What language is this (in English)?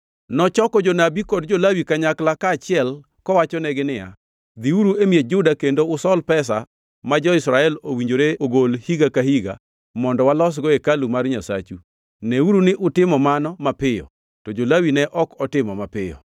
Luo (Kenya and Tanzania)